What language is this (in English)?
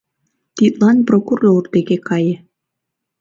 Mari